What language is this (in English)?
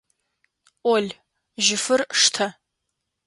Adyghe